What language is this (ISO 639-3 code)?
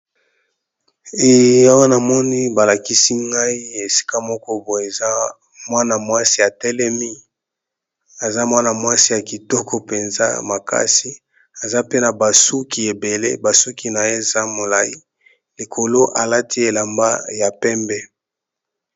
lin